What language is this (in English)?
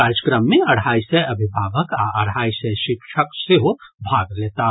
Maithili